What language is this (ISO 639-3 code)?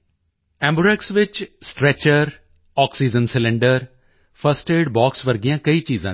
pan